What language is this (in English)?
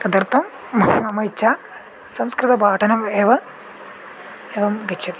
Sanskrit